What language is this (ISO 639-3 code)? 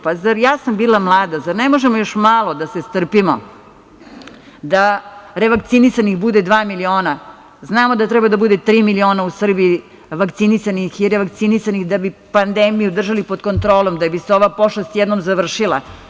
srp